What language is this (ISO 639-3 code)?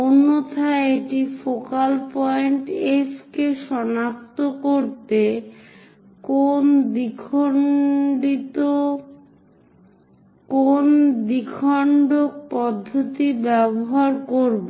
ben